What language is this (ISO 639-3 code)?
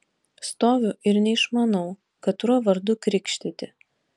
lit